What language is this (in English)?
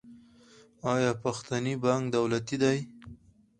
Pashto